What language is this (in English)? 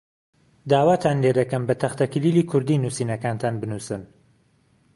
Central Kurdish